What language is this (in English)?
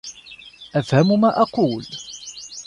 Arabic